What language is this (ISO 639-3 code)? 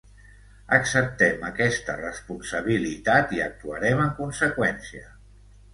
cat